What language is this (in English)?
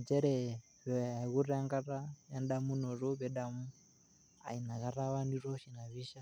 Masai